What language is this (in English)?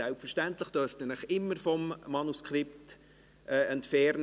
Swiss German